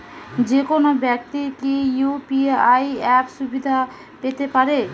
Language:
Bangla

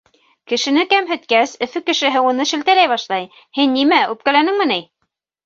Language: Bashkir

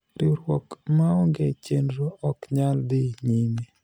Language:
Luo (Kenya and Tanzania)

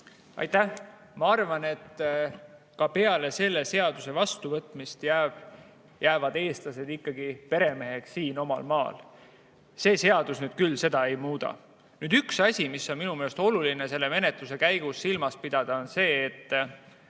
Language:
Estonian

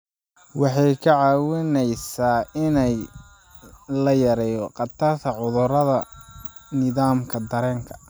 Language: Somali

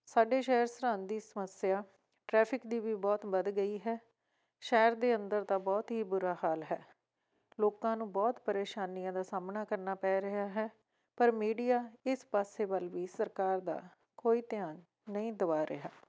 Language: Punjabi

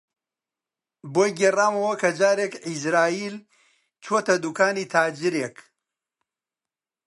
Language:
Central Kurdish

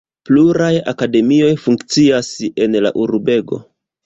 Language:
Esperanto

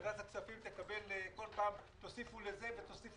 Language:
Hebrew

